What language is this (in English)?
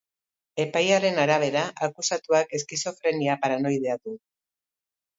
Basque